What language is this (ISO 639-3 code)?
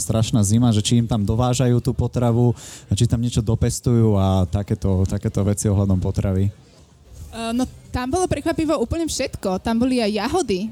slk